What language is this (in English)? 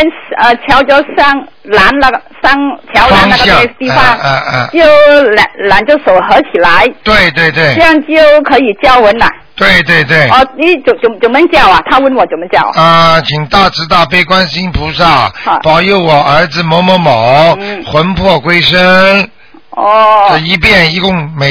Chinese